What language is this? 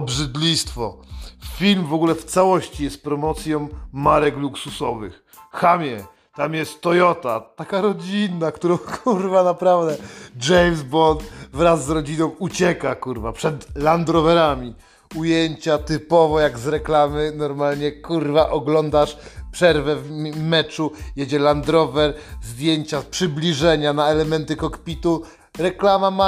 Polish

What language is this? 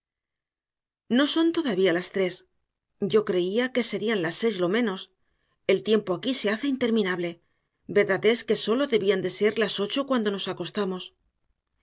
Spanish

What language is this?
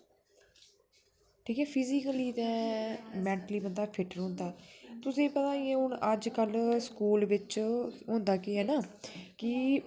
Dogri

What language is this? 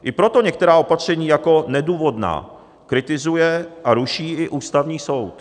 Czech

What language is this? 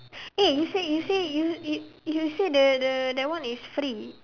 English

